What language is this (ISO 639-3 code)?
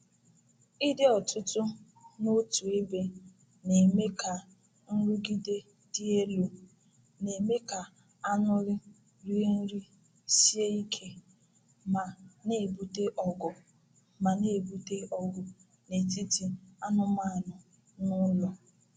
ibo